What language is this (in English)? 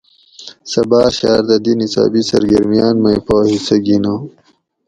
Gawri